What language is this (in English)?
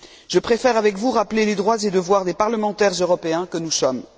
French